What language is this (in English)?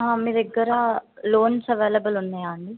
Telugu